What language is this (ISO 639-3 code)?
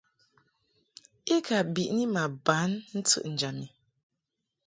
mhk